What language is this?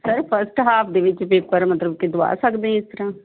Punjabi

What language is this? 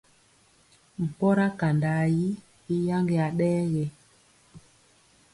Mpiemo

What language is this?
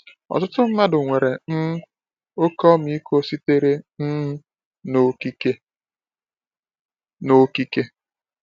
Igbo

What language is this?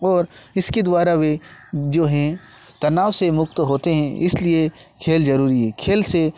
Hindi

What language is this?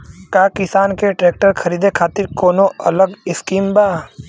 Bhojpuri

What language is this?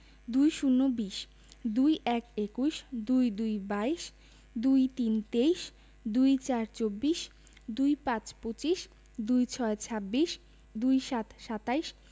Bangla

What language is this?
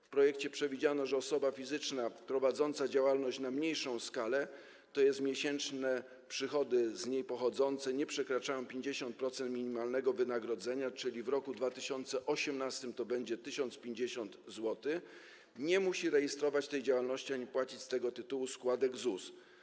Polish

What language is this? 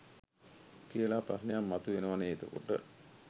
Sinhala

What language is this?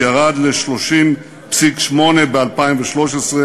Hebrew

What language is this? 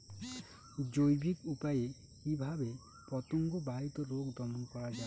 Bangla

